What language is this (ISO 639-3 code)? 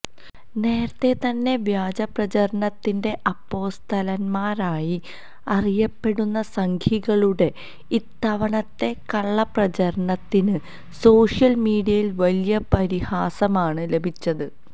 mal